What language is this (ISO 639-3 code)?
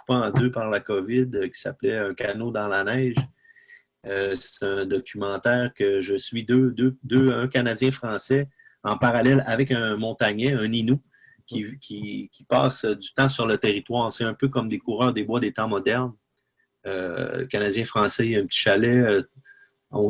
fra